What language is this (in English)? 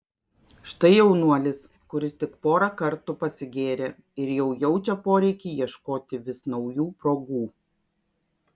Lithuanian